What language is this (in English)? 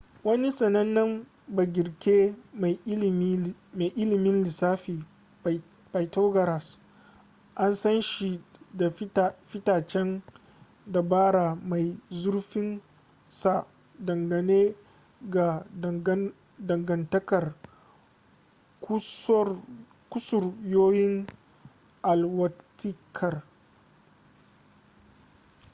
Hausa